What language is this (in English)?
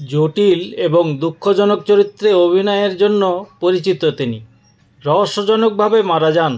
Bangla